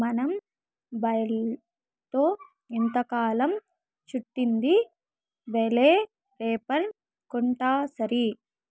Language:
Telugu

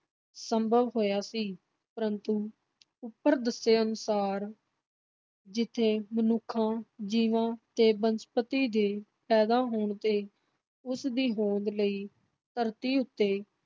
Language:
Punjabi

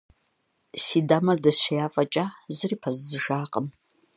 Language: Kabardian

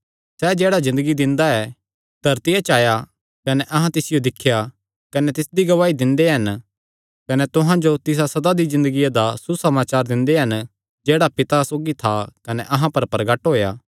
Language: Kangri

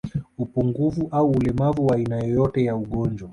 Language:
Swahili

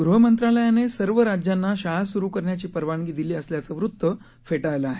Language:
Marathi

